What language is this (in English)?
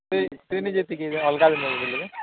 Odia